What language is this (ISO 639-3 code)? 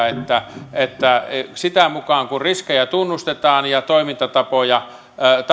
fin